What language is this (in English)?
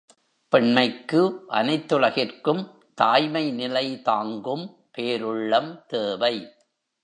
Tamil